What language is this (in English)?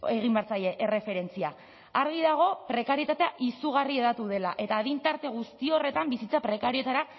Basque